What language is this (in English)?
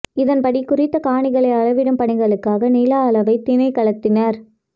Tamil